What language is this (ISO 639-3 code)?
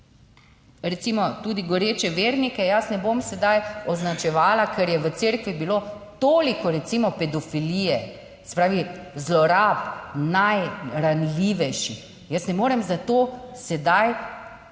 slv